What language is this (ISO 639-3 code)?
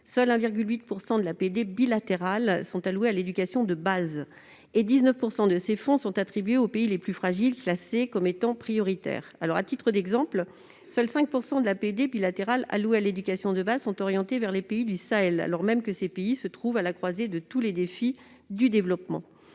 fra